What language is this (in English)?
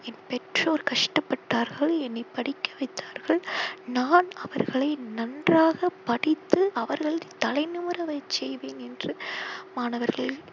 Tamil